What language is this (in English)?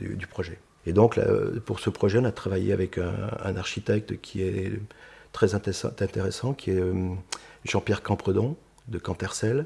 French